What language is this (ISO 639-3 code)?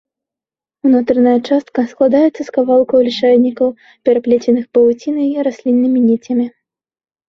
bel